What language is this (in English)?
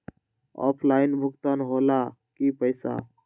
Magahi